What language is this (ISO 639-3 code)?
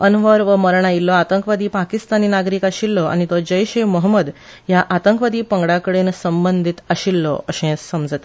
kok